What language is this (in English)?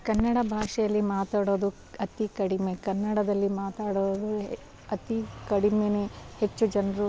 Kannada